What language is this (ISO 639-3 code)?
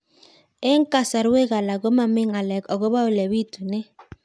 kln